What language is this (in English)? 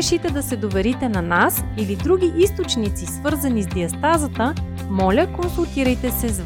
Bulgarian